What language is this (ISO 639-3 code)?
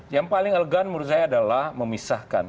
ind